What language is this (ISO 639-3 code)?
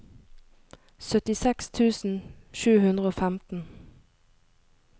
nor